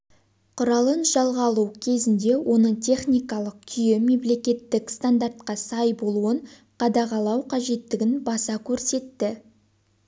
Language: Kazakh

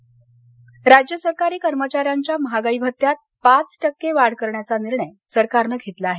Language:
Marathi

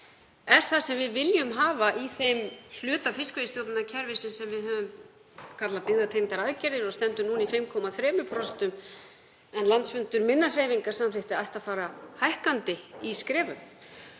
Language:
Icelandic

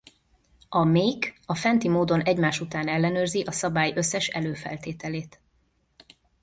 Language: Hungarian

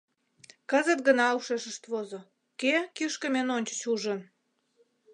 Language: Mari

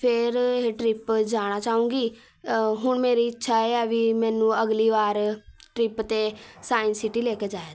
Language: Punjabi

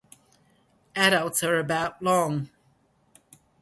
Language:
English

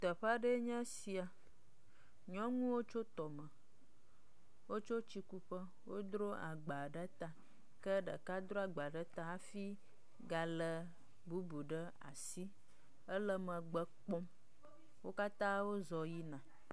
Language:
Ewe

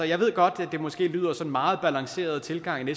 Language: Danish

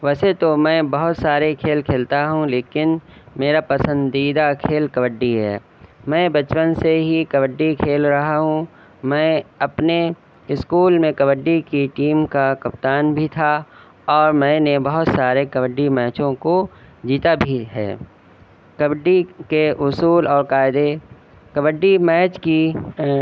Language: Urdu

